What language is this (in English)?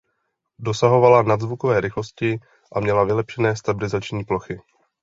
Czech